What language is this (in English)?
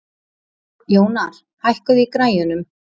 Icelandic